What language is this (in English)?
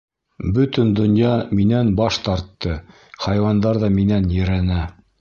Bashkir